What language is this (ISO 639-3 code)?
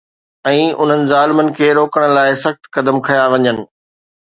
snd